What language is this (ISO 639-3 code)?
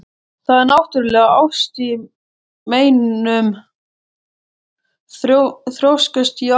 isl